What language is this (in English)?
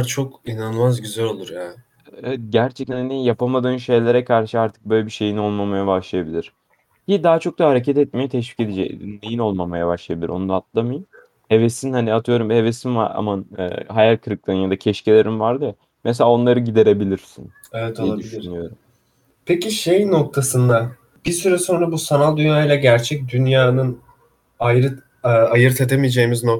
Turkish